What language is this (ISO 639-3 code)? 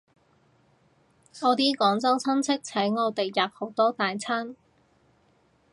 yue